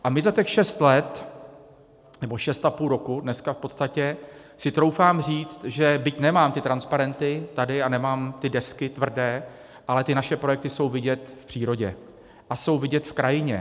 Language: Czech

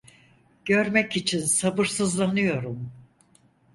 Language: Turkish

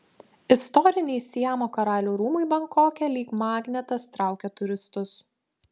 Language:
Lithuanian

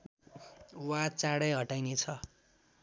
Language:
Nepali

